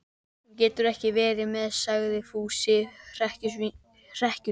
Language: Icelandic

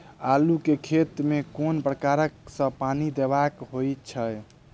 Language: Maithili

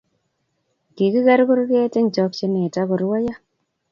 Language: Kalenjin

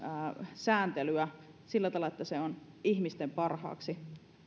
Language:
Finnish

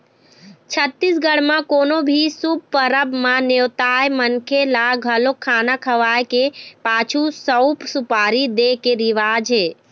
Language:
Chhattisgarhi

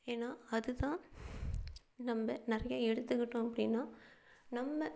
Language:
Tamil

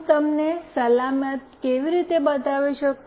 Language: Gujarati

